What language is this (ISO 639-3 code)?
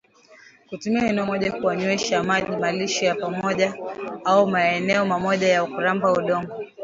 swa